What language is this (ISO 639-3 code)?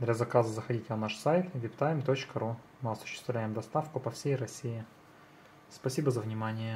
rus